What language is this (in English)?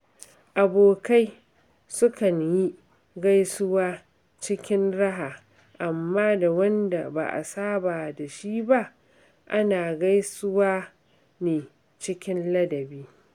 Hausa